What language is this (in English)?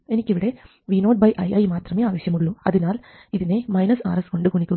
Malayalam